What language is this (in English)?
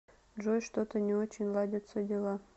Russian